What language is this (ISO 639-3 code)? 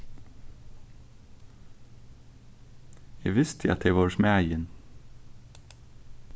fao